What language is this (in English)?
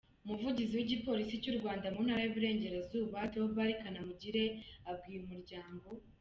Kinyarwanda